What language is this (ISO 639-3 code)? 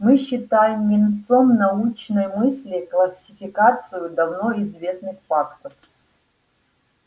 rus